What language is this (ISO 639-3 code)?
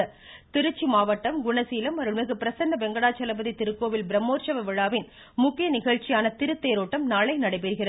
tam